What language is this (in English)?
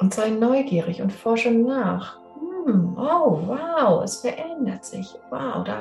German